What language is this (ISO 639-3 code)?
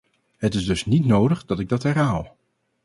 nld